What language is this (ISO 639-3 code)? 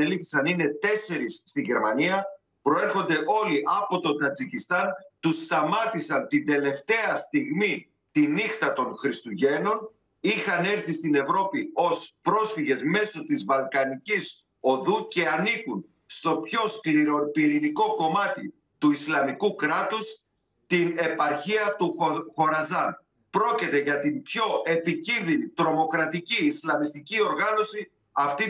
ell